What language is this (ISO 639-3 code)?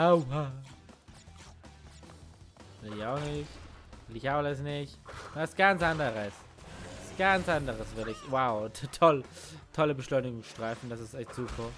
deu